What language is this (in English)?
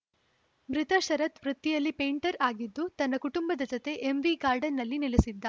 Kannada